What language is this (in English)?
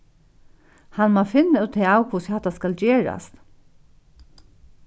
Faroese